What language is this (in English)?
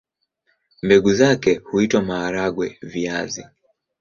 Swahili